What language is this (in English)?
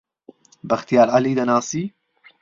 Central Kurdish